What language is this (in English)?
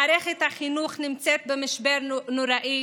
Hebrew